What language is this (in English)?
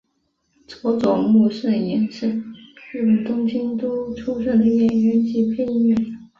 Chinese